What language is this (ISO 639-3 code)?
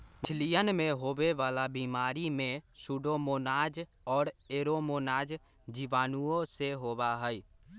mag